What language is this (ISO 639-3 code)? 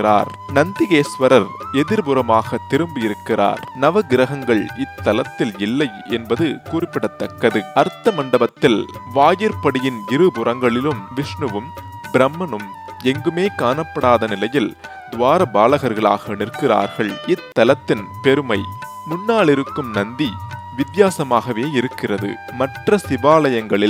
tam